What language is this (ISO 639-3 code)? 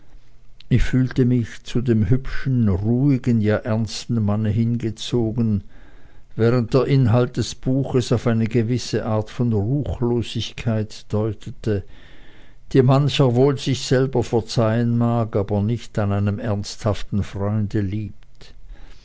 deu